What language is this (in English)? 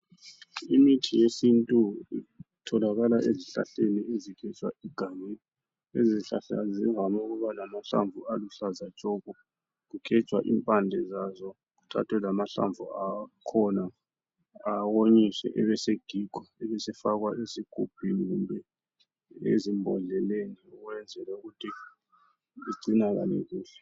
North Ndebele